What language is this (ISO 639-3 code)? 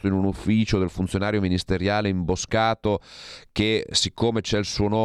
ita